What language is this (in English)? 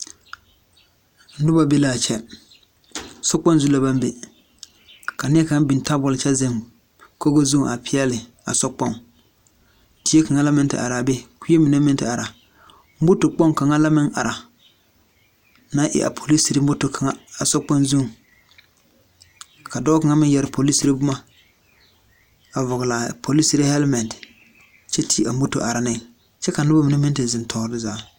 Southern Dagaare